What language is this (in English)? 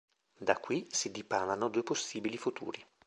Italian